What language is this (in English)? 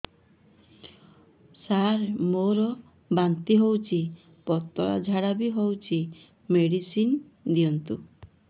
Odia